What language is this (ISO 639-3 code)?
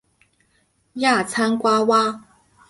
zho